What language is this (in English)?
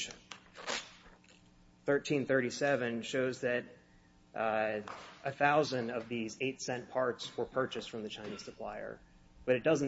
English